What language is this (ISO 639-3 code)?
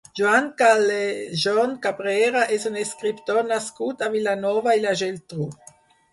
cat